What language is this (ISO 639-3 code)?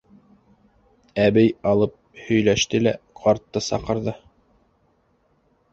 bak